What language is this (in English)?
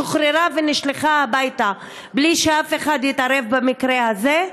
Hebrew